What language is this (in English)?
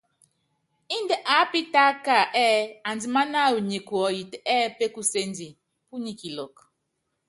Yangben